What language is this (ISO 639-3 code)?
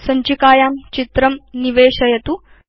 san